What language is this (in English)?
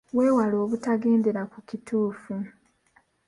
Ganda